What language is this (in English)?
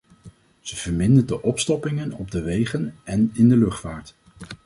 Dutch